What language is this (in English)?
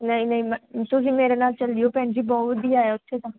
Punjabi